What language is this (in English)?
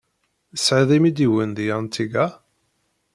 Kabyle